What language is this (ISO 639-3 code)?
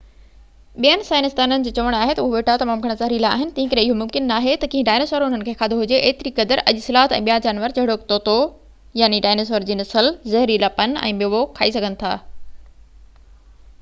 snd